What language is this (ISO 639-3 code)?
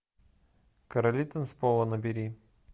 rus